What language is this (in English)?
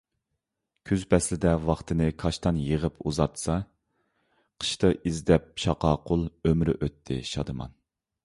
Uyghur